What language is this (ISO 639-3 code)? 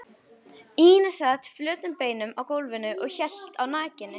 isl